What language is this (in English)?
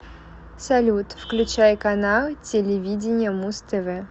Russian